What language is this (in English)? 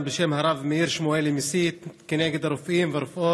Hebrew